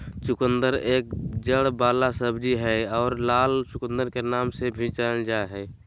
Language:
Magahi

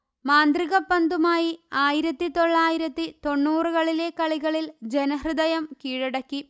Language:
Malayalam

